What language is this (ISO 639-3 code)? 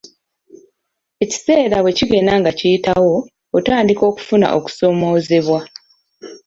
lug